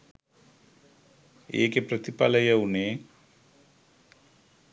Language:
Sinhala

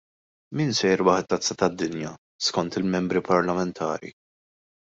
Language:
Maltese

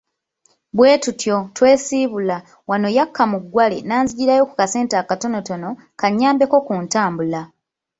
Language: Ganda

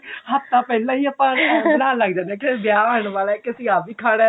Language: Punjabi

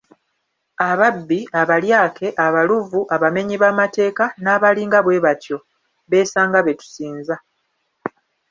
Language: Ganda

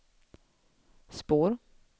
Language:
Swedish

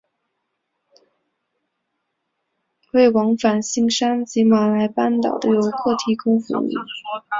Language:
Chinese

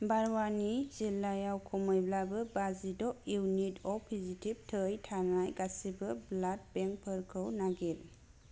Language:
Bodo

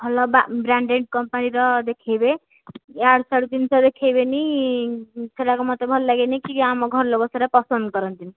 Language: Odia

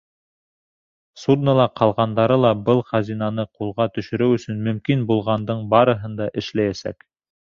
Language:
Bashkir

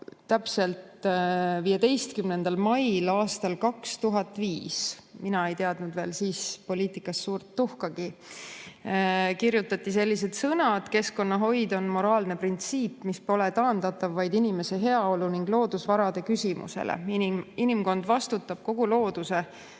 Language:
Estonian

